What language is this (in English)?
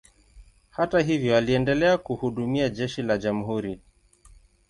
Swahili